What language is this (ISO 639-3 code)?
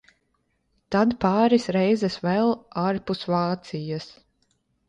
lav